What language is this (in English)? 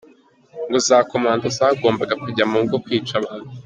Kinyarwanda